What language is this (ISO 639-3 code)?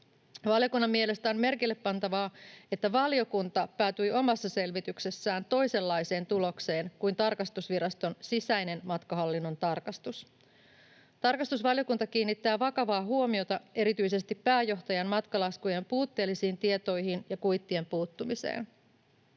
fin